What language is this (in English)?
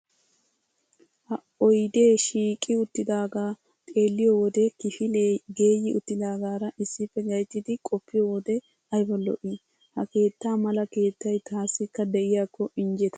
Wolaytta